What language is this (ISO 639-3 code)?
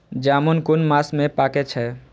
mai